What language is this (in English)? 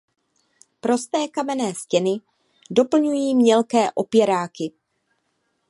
Czech